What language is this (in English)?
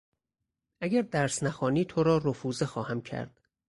Persian